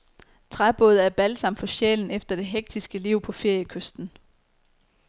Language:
Danish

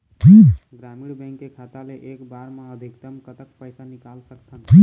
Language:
Chhattisgarhi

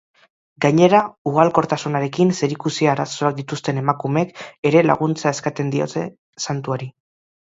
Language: Basque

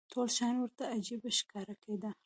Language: Pashto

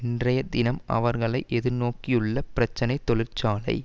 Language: Tamil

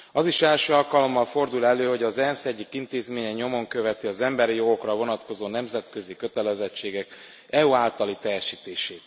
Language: Hungarian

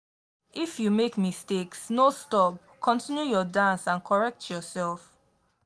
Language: Nigerian Pidgin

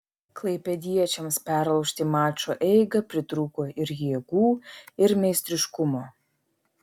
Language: Lithuanian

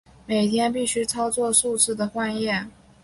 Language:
Chinese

